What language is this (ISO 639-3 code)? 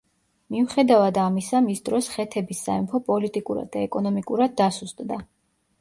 kat